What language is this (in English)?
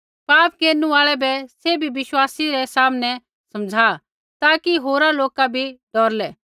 Kullu Pahari